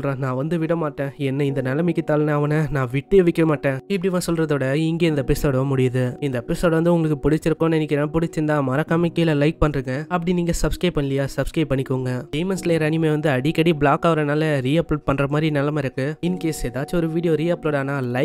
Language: Tamil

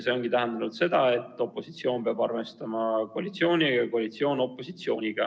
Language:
Estonian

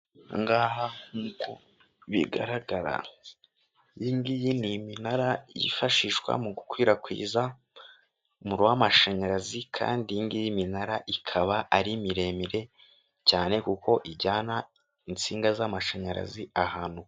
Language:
Kinyarwanda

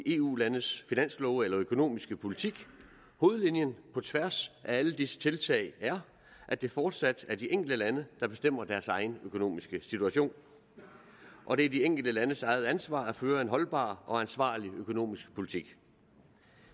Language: Danish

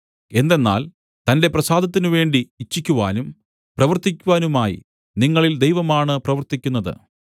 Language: Malayalam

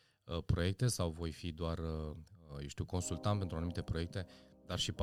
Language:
Romanian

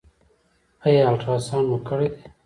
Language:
Pashto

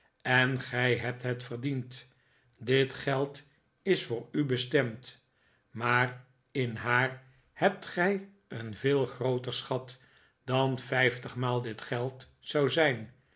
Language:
Dutch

